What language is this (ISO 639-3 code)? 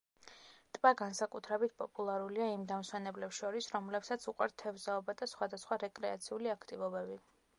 kat